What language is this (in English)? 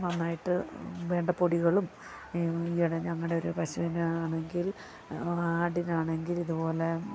Malayalam